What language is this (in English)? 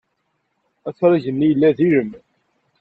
Kabyle